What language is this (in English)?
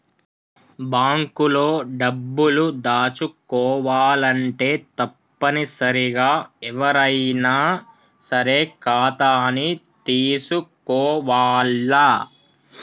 Telugu